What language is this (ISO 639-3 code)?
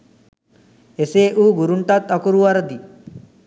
sin